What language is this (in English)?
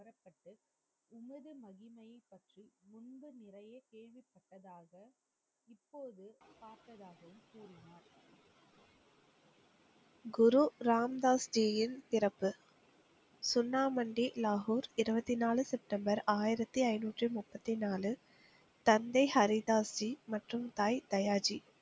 Tamil